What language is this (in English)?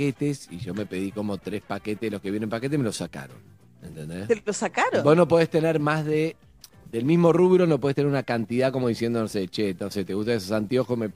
Spanish